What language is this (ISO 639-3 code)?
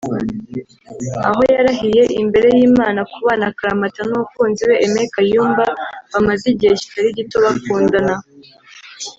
kin